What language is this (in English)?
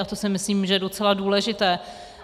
Czech